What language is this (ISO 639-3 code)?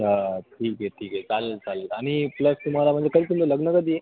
mar